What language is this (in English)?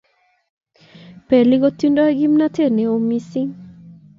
Kalenjin